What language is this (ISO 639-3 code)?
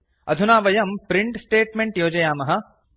san